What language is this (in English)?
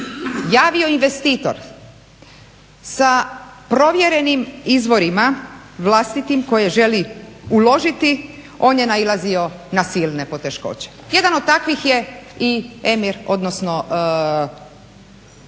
Croatian